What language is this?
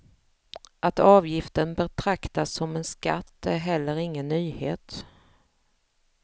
Swedish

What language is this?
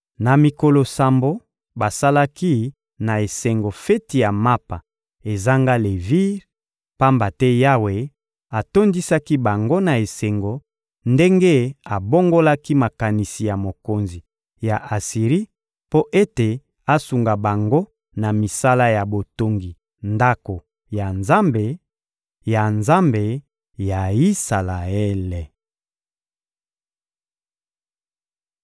Lingala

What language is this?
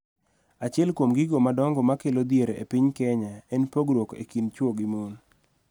Luo (Kenya and Tanzania)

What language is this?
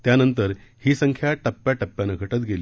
Marathi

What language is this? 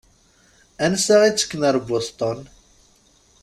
Kabyle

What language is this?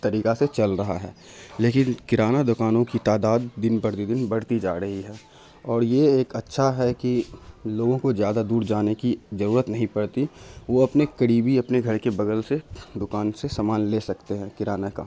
Urdu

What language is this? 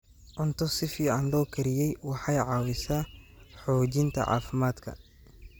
Somali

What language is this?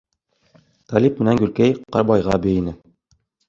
Bashkir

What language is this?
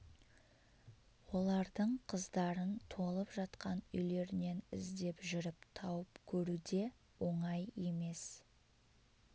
Kazakh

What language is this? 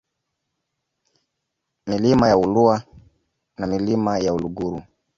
Swahili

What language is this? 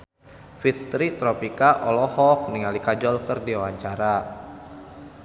Sundanese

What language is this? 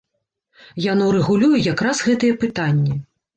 Belarusian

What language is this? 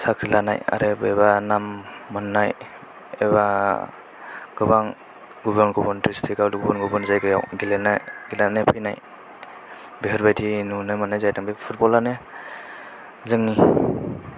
Bodo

